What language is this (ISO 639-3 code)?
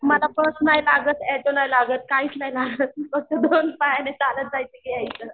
mar